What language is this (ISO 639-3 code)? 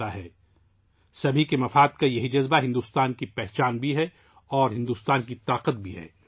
urd